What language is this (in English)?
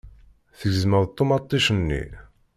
Kabyle